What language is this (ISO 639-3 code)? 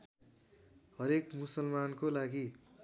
nep